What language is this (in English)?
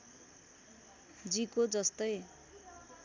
Nepali